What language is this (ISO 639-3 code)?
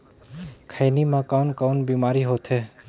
hne